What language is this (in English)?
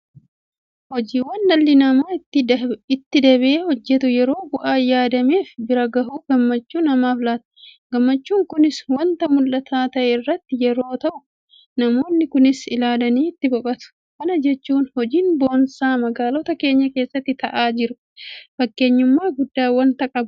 Oromo